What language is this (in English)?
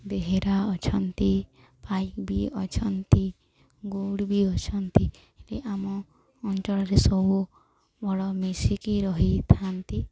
Odia